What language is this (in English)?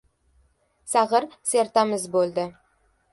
Uzbek